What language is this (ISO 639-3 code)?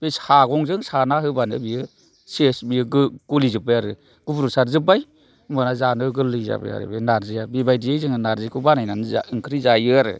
brx